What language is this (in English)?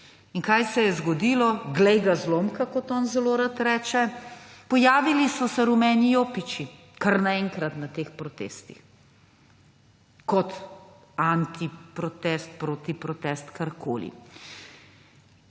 Slovenian